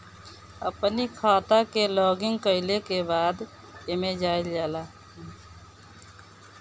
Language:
Bhojpuri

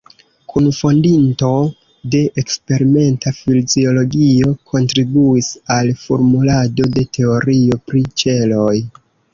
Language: Esperanto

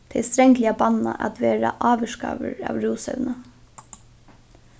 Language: Faroese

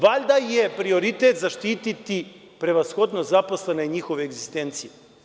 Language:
Serbian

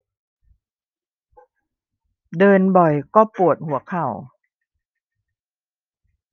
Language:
Thai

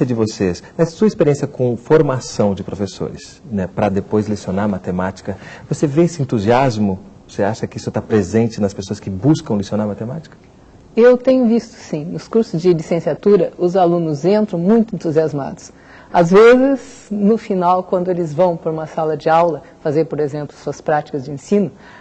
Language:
Portuguese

